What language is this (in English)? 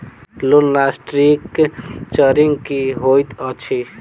Maithili